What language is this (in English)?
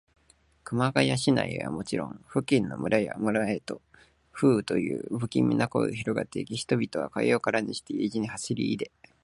Japanese